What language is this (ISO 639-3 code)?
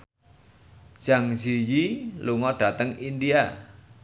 jav